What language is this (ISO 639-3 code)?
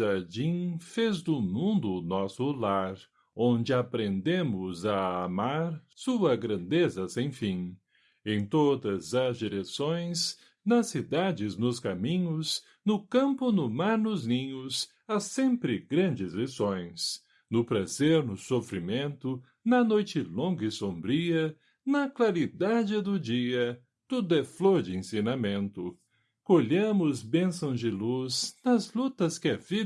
por